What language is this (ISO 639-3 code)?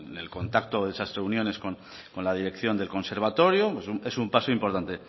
spa